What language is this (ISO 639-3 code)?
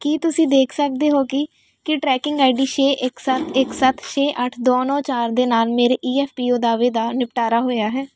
pan